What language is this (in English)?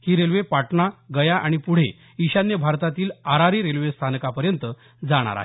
Marathi